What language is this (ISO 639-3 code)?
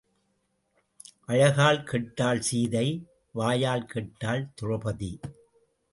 tam